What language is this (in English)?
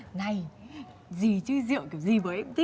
Vietnamese